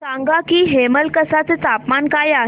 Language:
Marathi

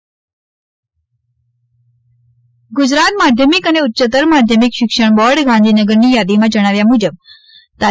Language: Gujarati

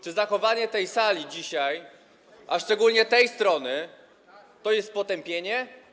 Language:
Polish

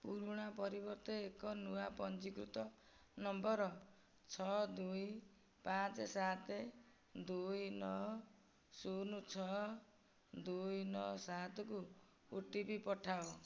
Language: Odia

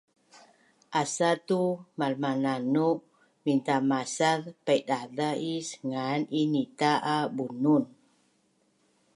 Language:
Bunun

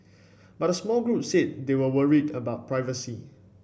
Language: English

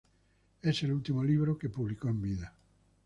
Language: Spanish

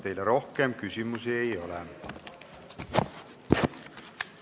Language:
Estonian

